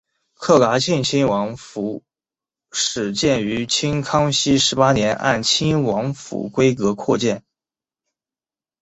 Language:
Chinese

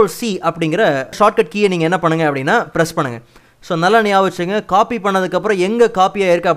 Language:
Tamil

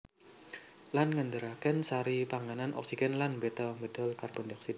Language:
Javanese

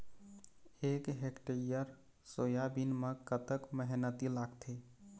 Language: Chhattisgarhi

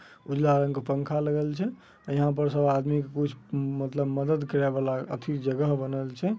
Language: Magahi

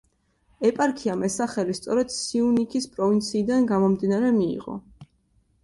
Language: Georgian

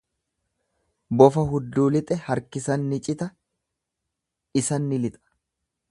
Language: Oromo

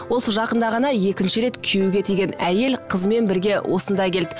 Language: Kazakh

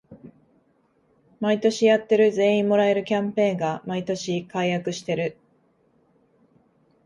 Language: Japanese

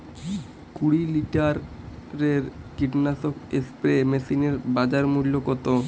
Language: Bangla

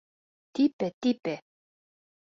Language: Bashkir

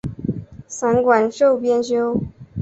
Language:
Chinese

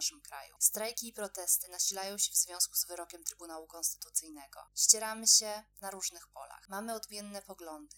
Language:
Polish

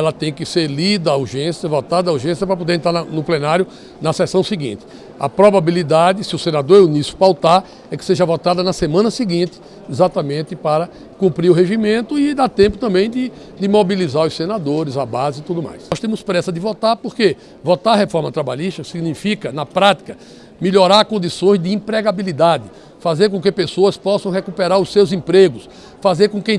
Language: Portuguese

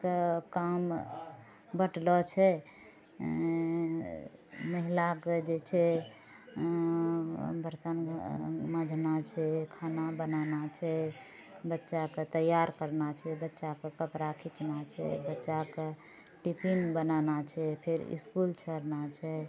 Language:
Maithili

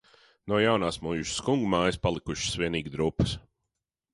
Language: Latvian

